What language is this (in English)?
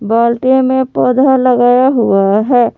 Hindi